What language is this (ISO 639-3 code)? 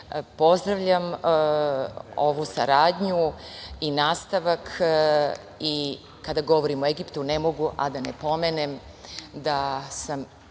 srp